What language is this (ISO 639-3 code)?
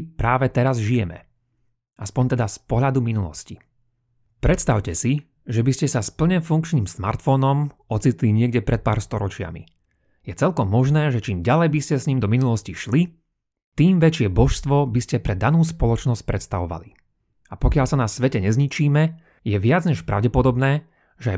slk